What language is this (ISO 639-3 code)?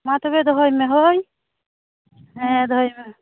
sat